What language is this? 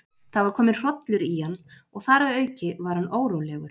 Icelandic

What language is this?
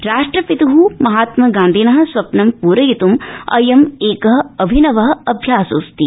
Sanskrit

